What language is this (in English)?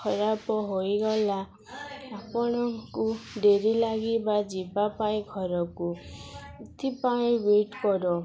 Odia